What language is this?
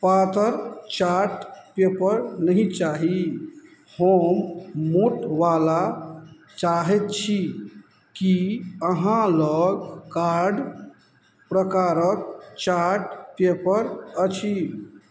Maithili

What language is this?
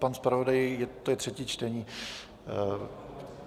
Czech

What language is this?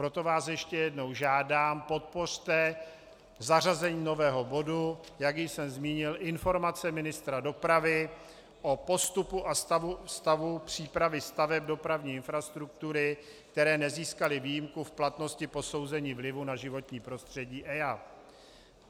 Czech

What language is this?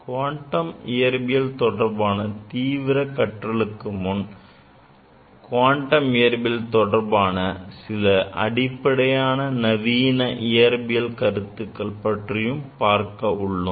Tamil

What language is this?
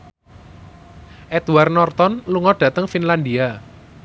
Javanese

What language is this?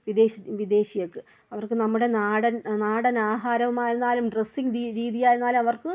Malayalam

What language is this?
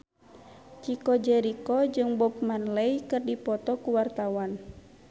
Sundanese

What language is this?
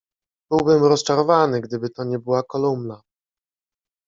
Polish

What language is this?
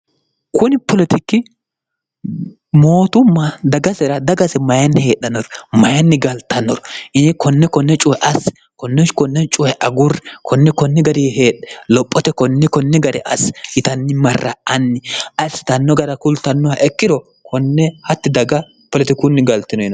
Sidamo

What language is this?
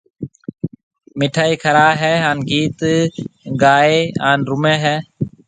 Marwari (Pakistan)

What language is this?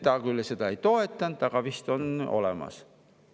Estonian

